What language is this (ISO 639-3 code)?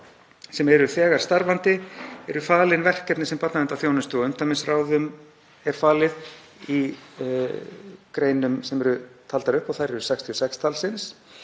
isl